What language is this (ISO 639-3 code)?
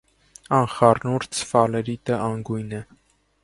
hye